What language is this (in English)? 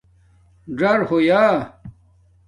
Domaaki